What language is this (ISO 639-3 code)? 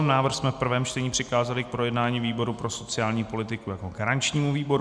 ces